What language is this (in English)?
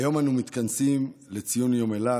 Hebrew